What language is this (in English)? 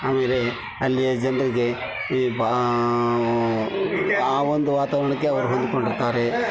Kannada